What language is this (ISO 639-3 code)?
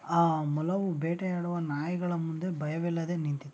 kan